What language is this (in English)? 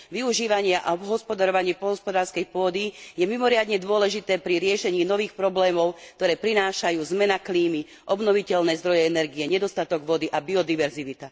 Slovak